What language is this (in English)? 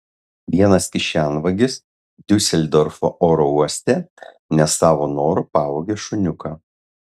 Lithuanian